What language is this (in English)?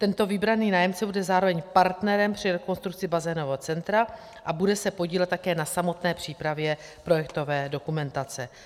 Czech